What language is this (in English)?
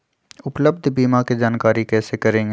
Magahi